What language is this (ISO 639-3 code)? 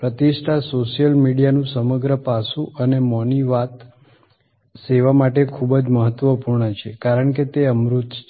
guj